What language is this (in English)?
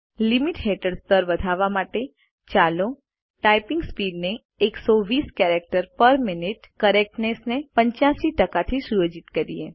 Gujarati